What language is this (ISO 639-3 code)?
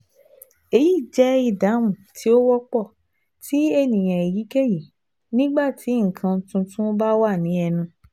yor